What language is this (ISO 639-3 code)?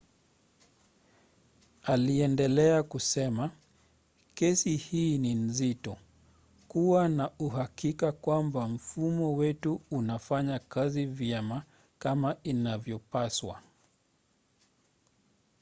swa